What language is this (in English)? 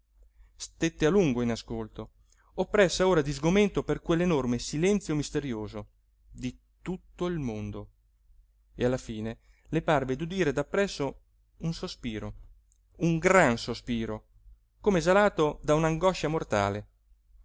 Italian